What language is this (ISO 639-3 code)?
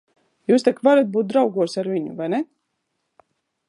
lav